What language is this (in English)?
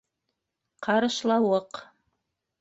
Bashkir